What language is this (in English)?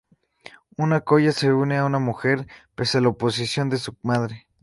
Spanish